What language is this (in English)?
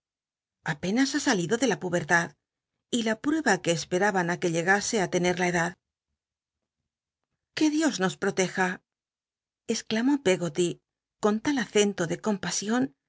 Spanish